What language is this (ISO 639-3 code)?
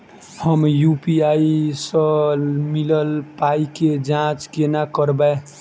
mai